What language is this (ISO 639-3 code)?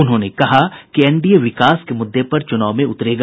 hin